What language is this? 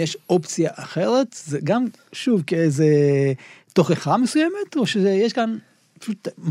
Hebrew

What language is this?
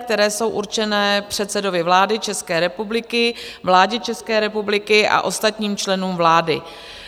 Czech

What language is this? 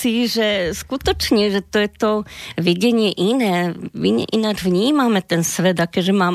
Slovak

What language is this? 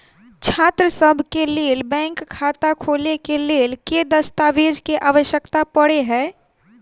Maithili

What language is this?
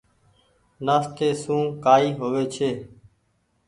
Goaria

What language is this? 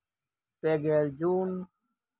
Santali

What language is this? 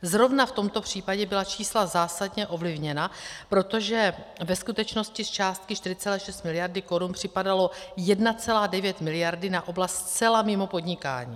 Czech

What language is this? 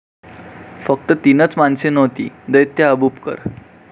Marathi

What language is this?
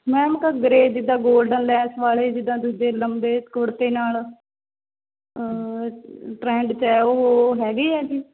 Punjabi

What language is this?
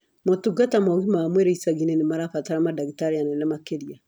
Kikuyu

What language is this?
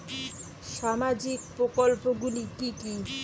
Bangla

